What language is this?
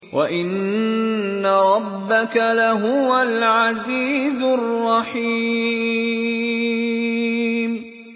Arabic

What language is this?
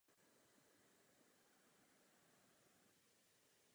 Czech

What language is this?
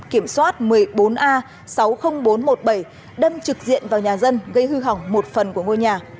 Vietnamese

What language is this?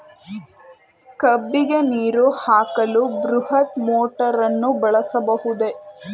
Kannada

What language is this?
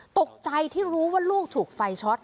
Thai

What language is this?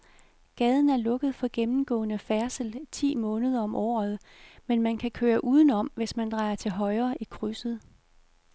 Danish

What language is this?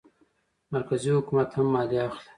Pashto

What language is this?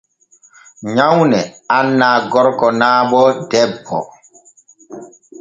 Borgu Fulfulde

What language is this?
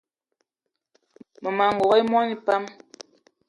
Eton (Cameroon)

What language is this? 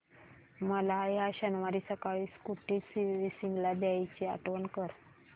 Marathi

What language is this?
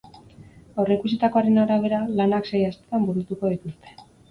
Basque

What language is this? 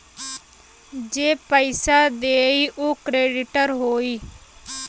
Bhojpuri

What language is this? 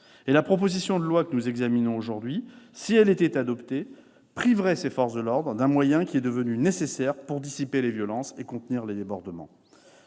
French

